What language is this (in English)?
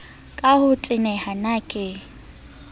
Southern Sotho